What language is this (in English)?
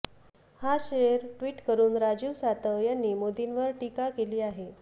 Marathi